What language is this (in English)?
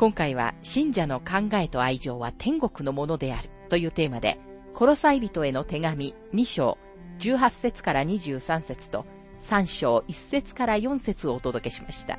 Japanese